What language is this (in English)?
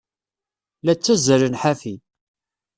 Kabyle